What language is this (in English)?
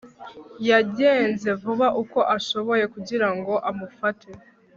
Kinyarwanda